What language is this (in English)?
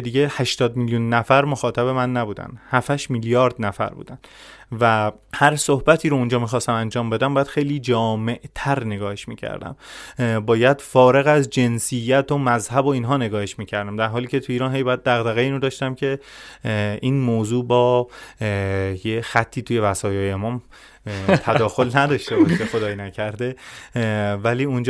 Persian